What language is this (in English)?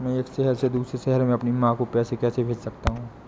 Hindi